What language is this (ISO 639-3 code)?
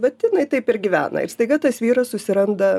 lit